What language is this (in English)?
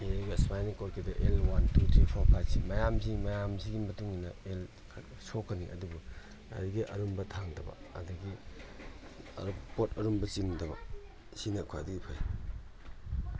Manipuri